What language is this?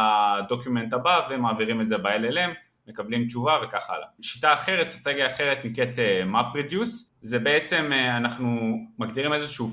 Hebrew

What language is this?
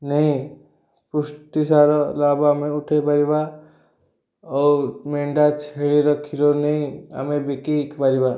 Odia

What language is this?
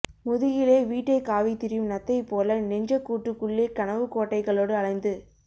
Tamil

